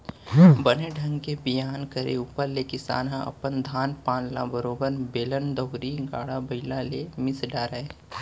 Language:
Chhattisgarhi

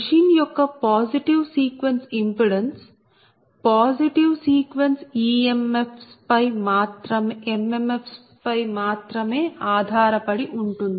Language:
Telugu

